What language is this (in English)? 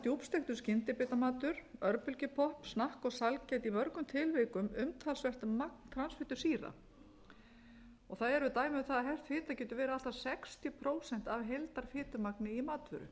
Icelandic